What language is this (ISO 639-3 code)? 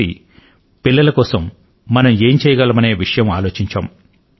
tel